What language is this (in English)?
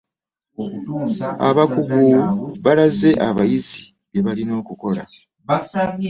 Ganda